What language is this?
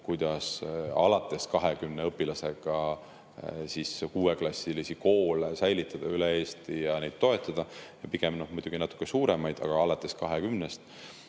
Estonian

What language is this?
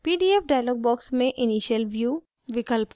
Hindi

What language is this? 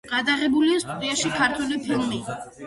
Georgian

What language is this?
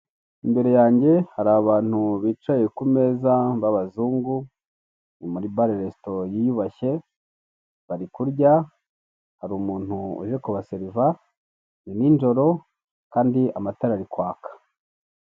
Kinyarwanda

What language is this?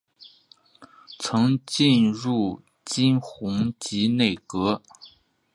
Chinese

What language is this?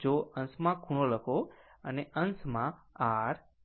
Gujarati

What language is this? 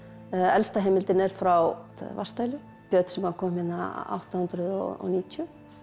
Icelandic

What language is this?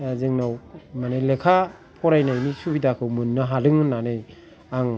Bodo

